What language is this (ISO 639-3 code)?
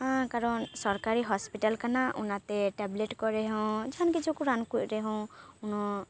sat